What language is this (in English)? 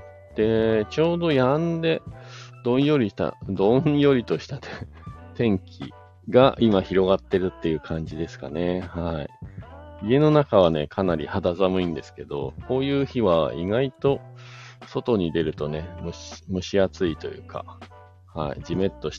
Japanese